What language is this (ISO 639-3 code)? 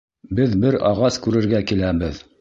bak